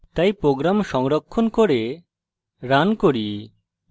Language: Bangla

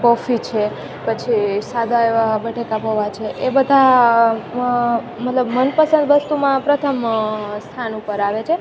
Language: Gujarati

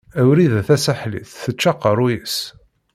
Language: Kabyle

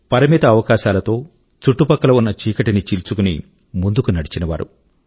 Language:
Telugu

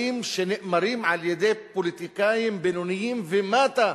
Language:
Hebrew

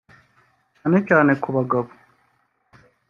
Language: Kinyarwanda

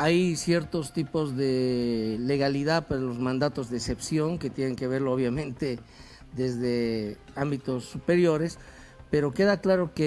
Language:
Spanish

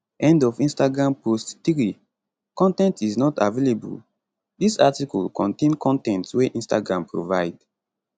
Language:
Nigerian Pidgin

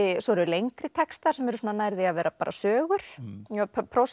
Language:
Icelandic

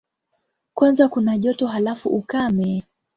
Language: Swahili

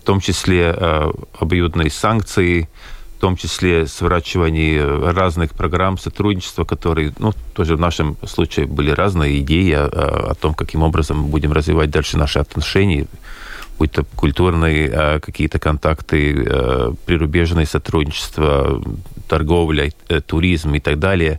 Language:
Russian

